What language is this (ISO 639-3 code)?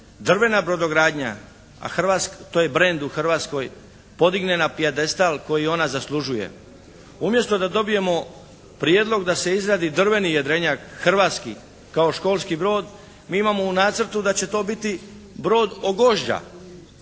hrv